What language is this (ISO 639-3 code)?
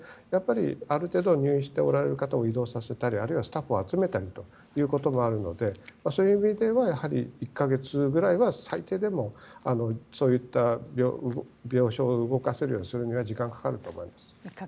jpn